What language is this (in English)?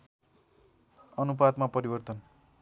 Nepali